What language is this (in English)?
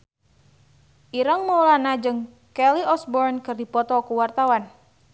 Sundanese